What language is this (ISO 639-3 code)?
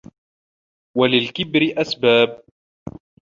ara